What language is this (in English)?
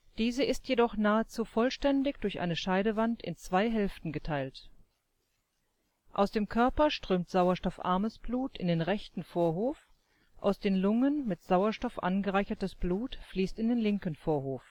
German